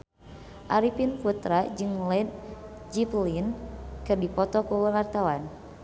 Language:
Sundanese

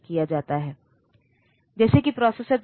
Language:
Hindi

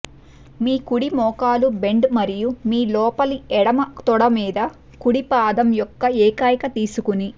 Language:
Telugu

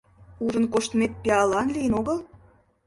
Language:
Mari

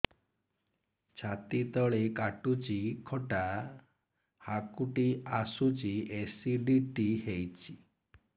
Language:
Odia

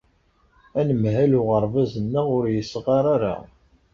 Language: Kabyle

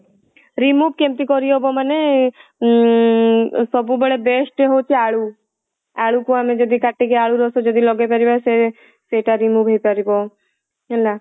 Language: Odia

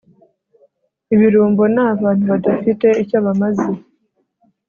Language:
Kinyarwanda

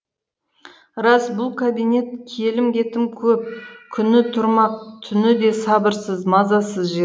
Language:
Kazakh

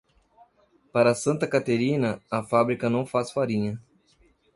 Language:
Portuguese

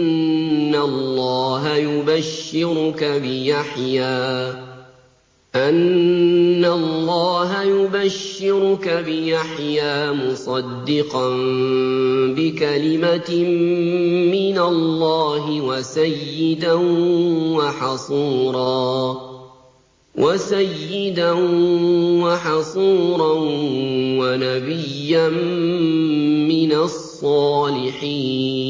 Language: Arabic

